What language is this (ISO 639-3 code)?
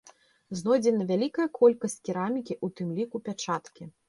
bel